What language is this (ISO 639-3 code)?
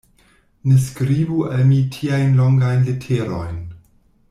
epo